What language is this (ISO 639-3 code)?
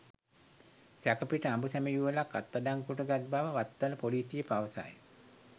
sin